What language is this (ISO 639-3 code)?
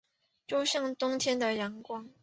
zho